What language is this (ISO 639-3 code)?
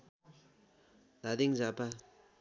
nep